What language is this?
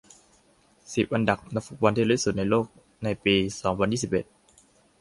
Thai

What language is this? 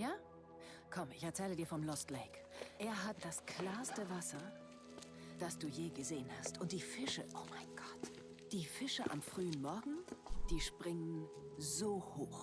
German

